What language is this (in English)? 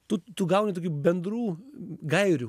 Lithuanian